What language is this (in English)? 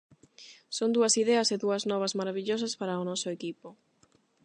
Galician